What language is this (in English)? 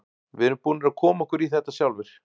Icelandic